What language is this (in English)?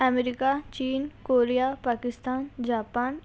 Marathi